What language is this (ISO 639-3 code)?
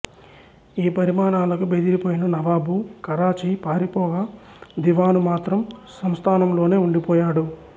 tel